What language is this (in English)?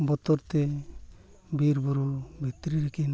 Santali